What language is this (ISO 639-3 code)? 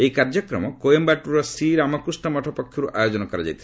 ori